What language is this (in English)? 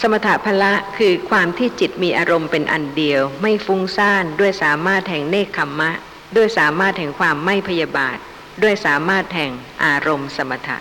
Thai